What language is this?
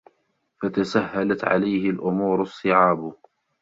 Arabic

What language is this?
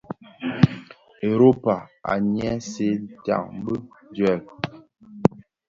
Bafia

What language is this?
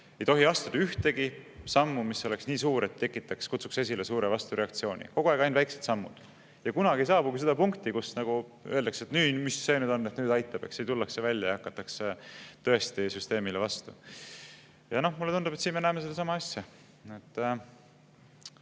Estonian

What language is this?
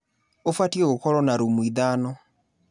Kikuyu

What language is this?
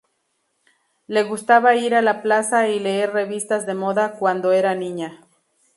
Spanish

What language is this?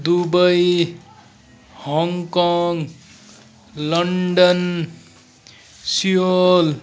Nepali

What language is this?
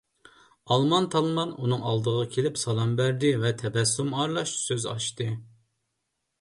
Uyghur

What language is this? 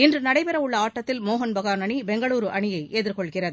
Tamil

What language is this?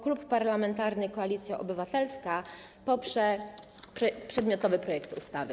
Polish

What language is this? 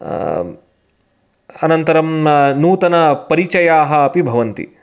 Sanskrit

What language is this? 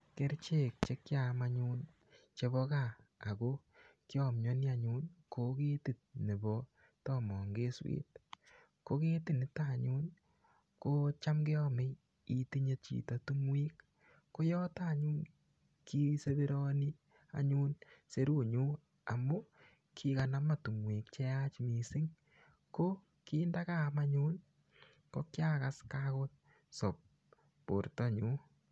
Kalenjin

